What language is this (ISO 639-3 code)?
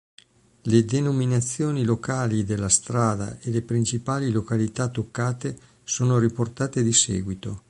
ita